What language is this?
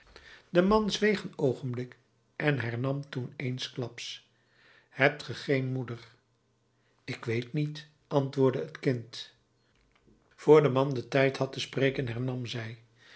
Dutch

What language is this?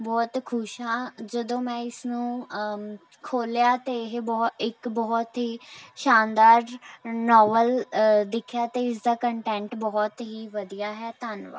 Punjabi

